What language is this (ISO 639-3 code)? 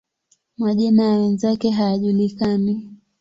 swa